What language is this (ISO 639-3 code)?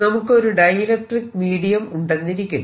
mal